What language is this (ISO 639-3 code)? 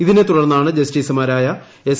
mal